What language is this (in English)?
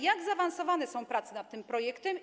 Polish